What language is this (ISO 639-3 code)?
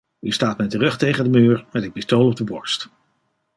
nld